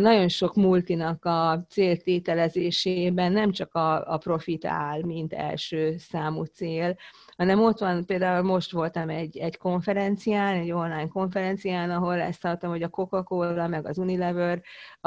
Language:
Hungarian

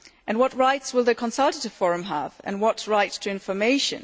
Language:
English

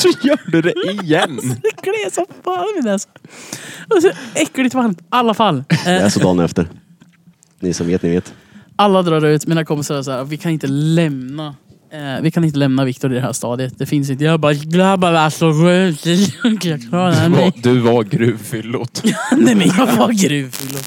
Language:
Swedish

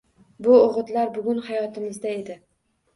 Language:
Uzbek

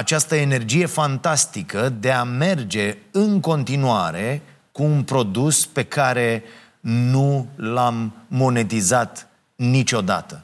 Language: Romanian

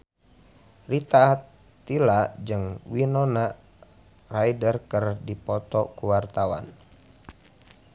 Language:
Sundanese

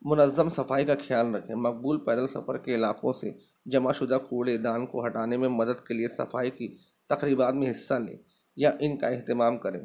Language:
Urdu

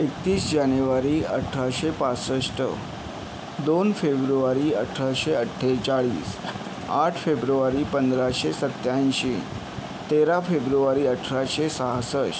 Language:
Marathi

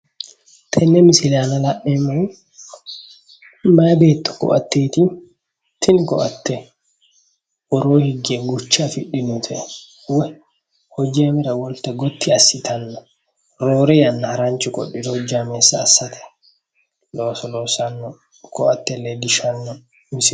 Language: Sidamo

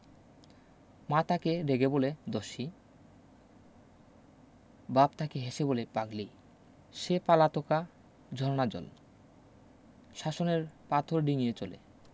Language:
Bangla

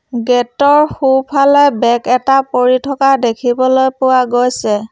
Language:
Assamese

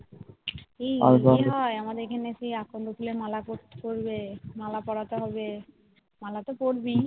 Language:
Bangla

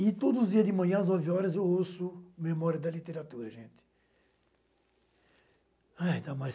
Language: Portuguese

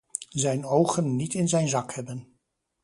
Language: Dutch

